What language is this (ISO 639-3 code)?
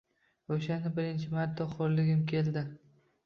uzb